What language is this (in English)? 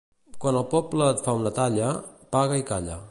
Catalan